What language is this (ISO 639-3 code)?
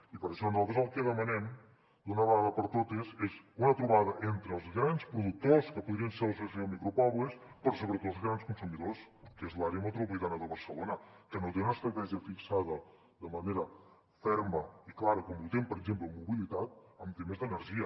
cat